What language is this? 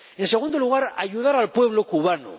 Spanish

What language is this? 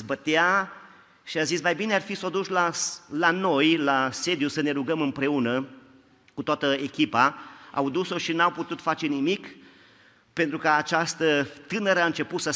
Romanian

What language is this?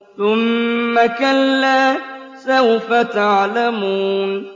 Arabic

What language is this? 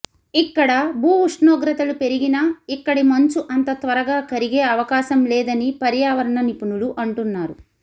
Telugu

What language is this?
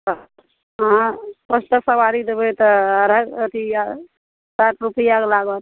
Maithili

